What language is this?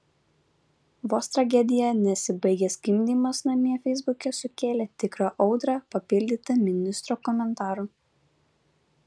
Lithuanian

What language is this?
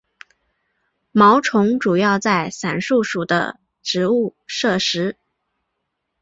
Chinese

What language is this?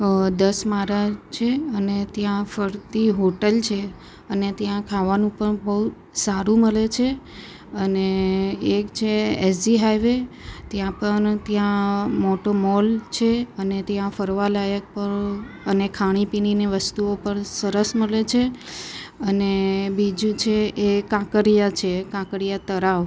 Gujarati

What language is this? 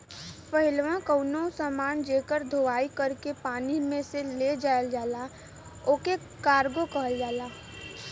Bhojpuri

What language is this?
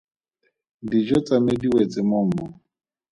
Tswana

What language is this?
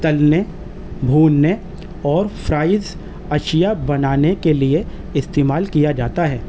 Urdu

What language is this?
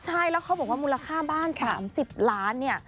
Thai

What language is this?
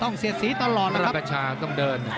Thai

